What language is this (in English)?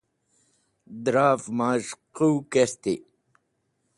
Wakhi